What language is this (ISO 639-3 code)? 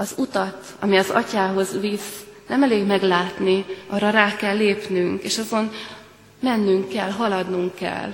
hun